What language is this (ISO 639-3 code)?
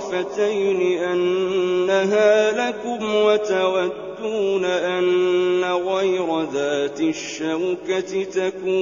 ara